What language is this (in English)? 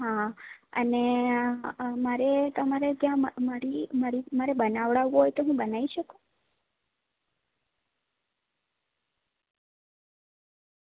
Gujarati